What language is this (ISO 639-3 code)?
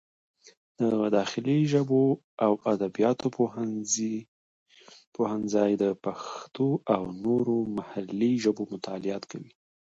pus